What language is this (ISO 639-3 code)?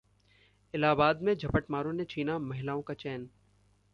hin